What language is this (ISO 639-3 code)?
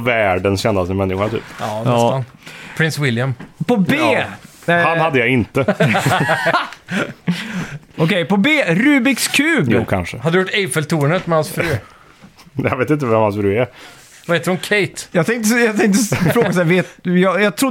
swe